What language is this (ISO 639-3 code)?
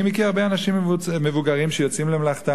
heb